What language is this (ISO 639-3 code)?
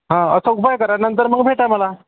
mar